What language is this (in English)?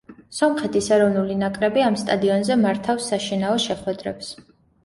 Georgian